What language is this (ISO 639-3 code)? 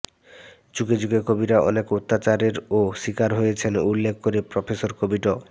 ben